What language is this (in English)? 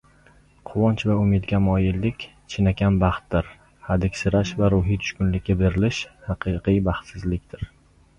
Uzbek